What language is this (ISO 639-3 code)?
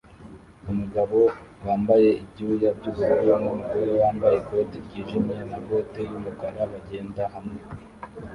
kin